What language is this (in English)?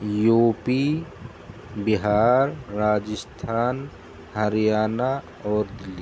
Urdu